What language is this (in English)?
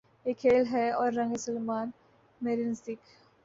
Urdu